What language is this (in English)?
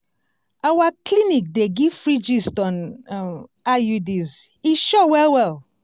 Nigerian Pidgin